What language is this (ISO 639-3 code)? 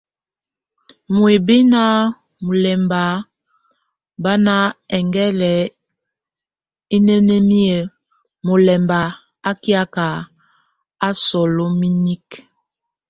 tvu